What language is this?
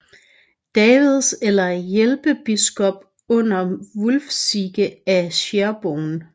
Danish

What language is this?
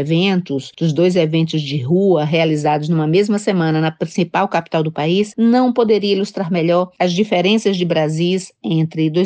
Portuguese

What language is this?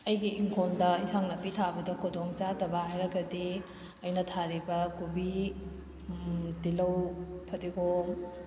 Manipuri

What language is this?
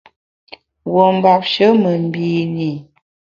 Bamun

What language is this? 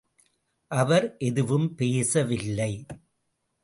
Tamil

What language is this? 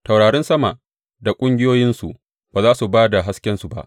Hausa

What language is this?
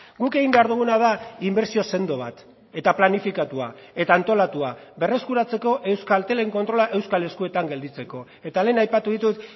Basque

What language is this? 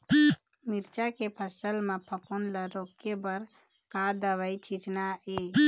Chhattisgarhi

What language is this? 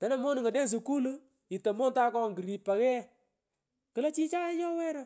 Pökoot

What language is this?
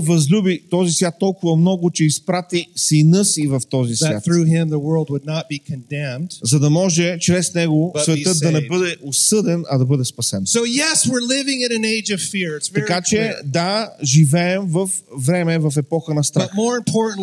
Bulgarian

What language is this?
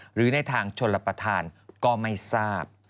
Thai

